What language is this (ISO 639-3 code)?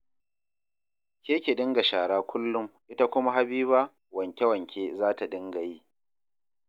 hau